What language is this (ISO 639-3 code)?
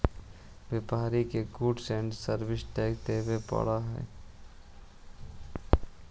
mag